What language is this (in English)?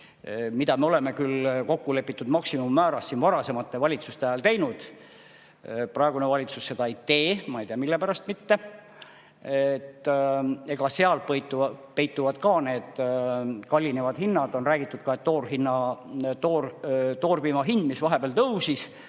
Estonian